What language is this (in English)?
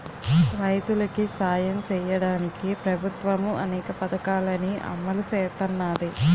Telugu